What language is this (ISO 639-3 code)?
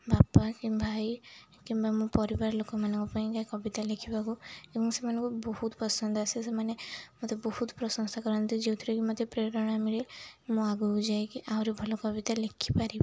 ori